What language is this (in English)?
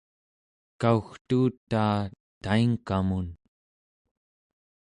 Central Yupik